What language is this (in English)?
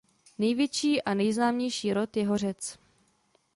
Czech